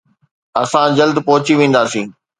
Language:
Sindhi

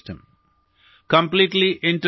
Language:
Malayalam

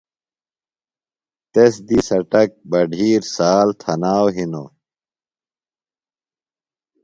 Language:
Phalura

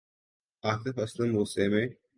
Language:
Urdu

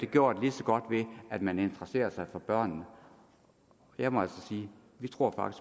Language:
Danish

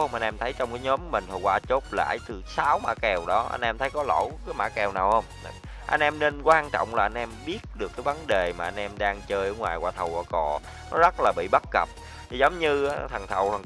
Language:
Vietnamese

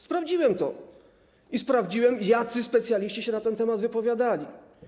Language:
Polish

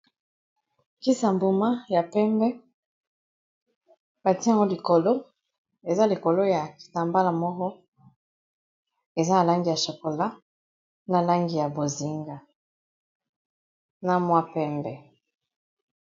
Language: Lingala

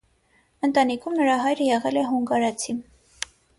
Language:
Armenian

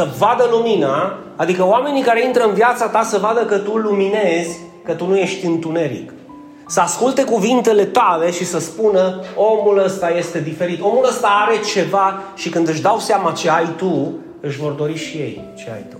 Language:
Romanian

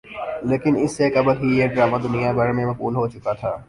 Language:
Urdu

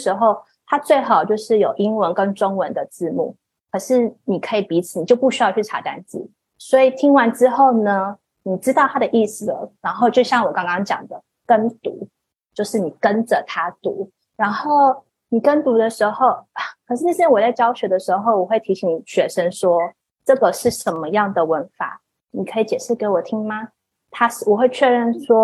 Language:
Chinese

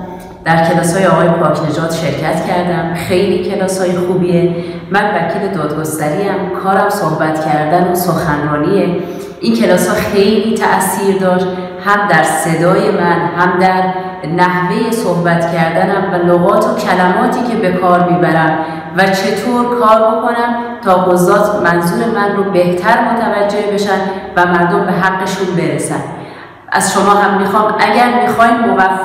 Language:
Persian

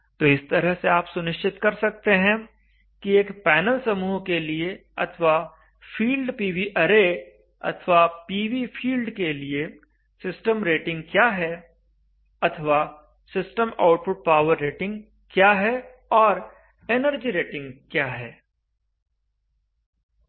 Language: Hindi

